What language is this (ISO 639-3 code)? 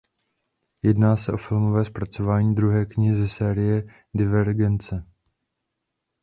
ces